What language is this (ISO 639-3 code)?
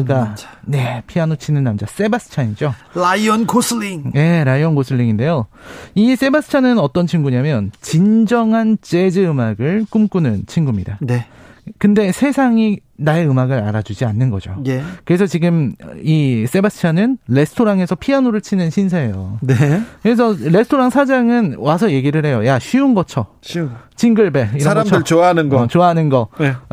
kor